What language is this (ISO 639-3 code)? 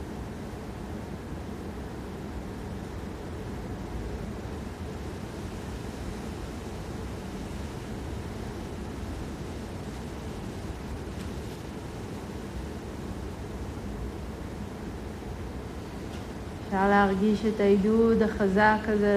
heb